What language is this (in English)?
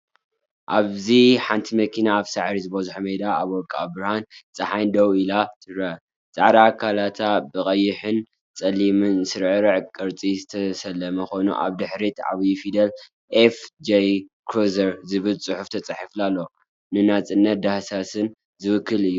Tigrinya